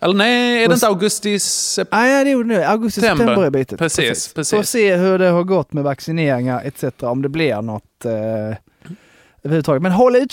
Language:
Swedish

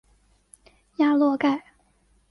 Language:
Chinese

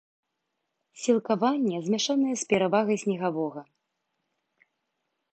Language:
Belarusian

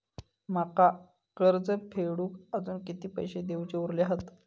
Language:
Marathi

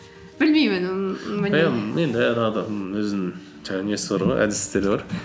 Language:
Kazakh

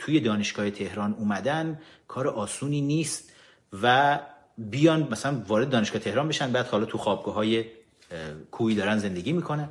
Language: Persian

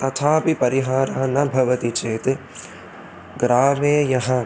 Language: Sanskrit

